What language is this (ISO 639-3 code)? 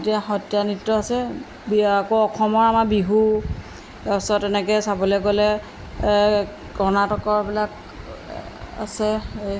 asm